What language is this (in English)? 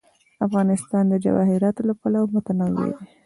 Pashto